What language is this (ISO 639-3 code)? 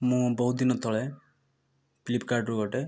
ori